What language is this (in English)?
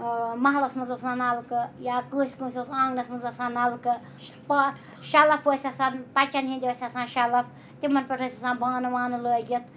Kashmiri